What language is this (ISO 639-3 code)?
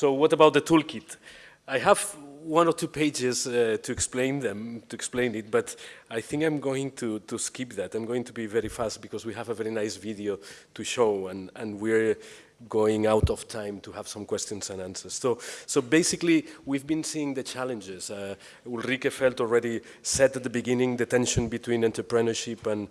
eng